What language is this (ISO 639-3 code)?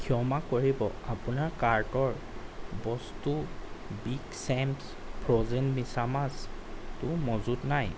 asm